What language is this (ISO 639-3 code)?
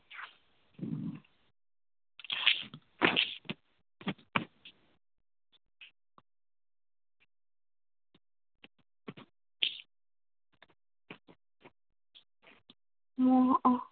ben